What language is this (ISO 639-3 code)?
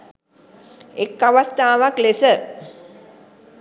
sin